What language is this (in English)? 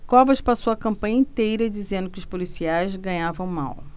Portuguese